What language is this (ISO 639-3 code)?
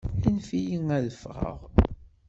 kab